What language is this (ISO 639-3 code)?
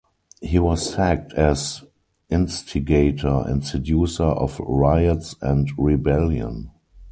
eng